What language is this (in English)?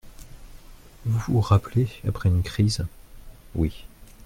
French